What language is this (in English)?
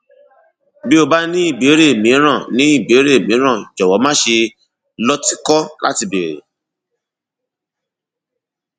Yoruba